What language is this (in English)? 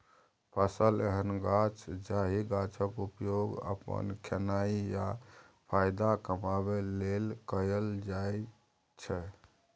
Maithili